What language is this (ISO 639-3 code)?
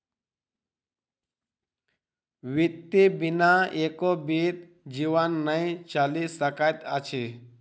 mai